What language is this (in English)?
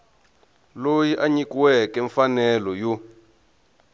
Tsonga